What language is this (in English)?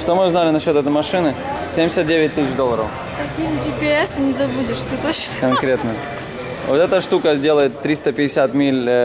Russian